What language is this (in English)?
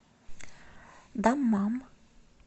Russian